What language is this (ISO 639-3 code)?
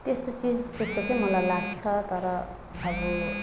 nep